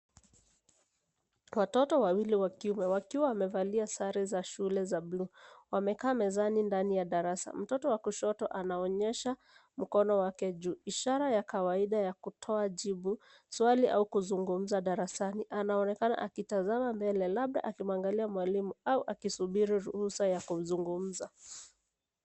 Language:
Swahili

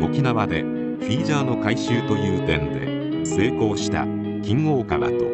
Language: Japanese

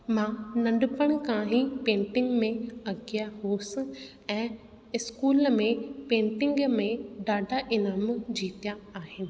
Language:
Sindhi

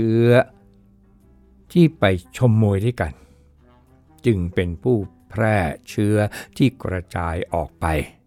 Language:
Thai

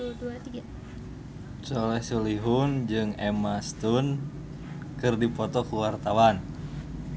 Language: Sundanese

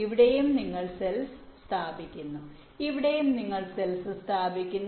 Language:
Malayalam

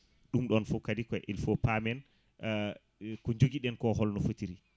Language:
Fula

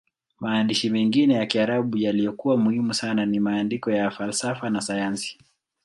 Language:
Swahili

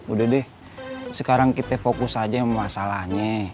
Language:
Indonesian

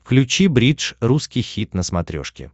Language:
Russian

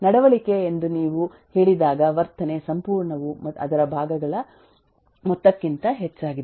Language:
Kannada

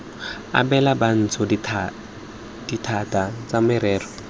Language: Tswana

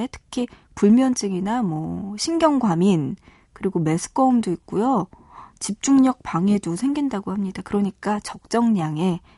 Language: Korean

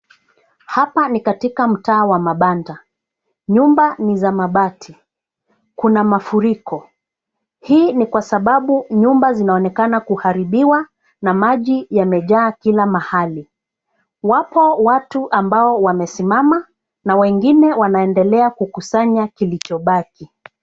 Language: Swahili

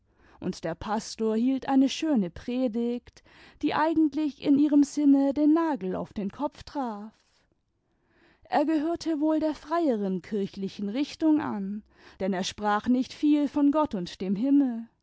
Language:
German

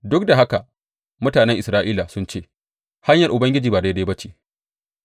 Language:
Hausa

